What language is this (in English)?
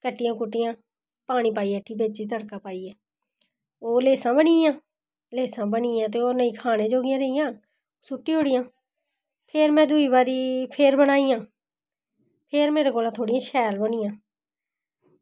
Dogri